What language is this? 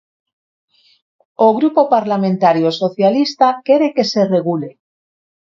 Galician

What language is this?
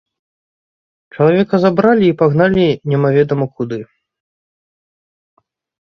Belarusian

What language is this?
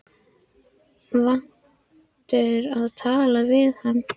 Icelandic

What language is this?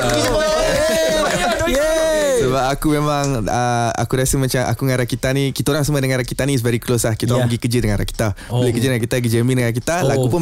Malay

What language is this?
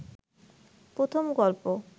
Bangla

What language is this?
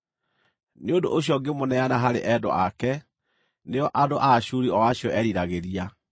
Kikuyu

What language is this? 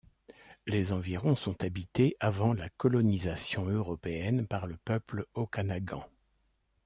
French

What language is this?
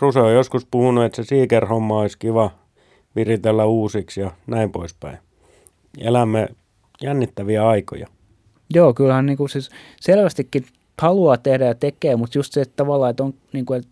Finnish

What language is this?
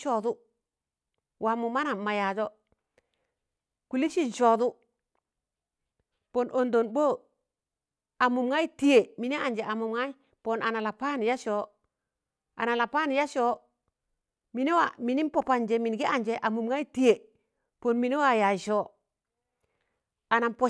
Tangale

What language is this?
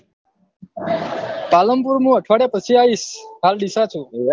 Gujarati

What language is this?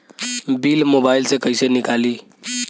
Bhojpuri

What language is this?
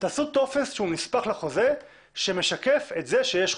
Hebrew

